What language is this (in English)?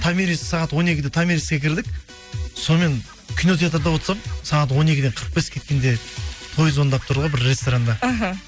Kazakh